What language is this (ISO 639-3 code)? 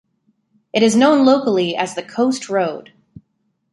eng